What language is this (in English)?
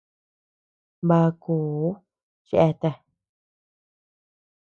Tepeuxila Cuicatec